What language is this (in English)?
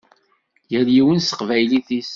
Kabyle